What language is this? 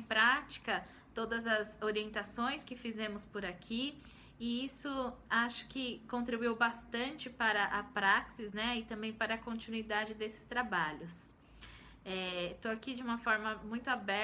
Portuguese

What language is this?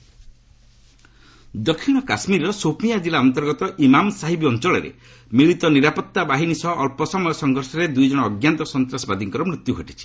Odia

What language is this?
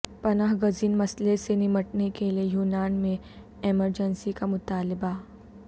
Urdu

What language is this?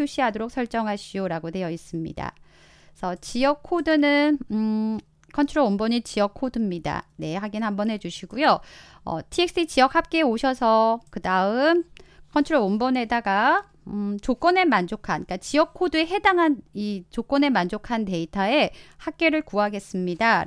Korean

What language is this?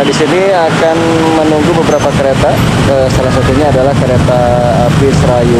Indonesian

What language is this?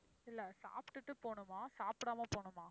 Tamil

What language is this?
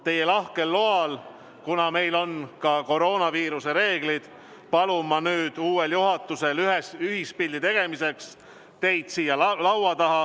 Estonian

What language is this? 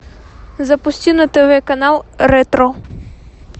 Russian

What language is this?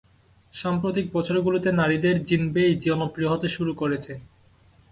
Bangla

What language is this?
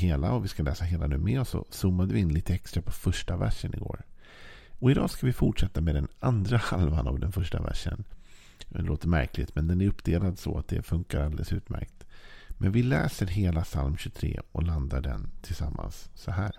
Swedish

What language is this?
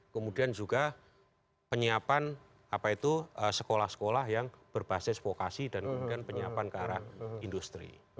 Indonesian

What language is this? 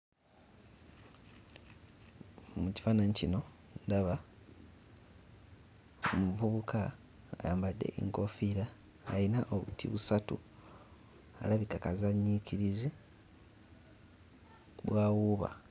Ganda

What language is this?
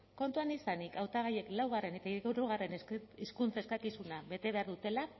Basque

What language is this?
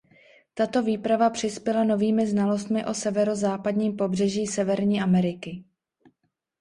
Czech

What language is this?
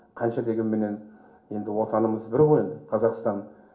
Kazakh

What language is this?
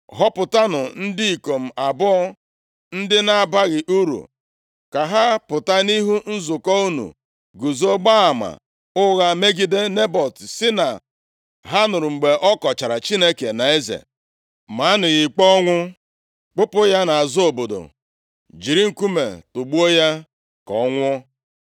Igbo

